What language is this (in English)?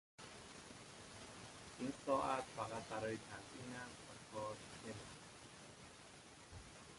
Persian